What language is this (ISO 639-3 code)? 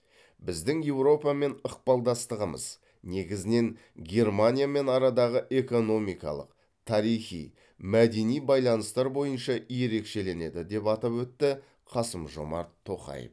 kaz